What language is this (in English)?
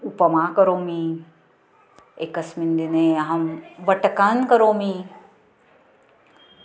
Sanskrit